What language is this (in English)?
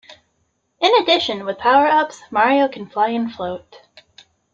English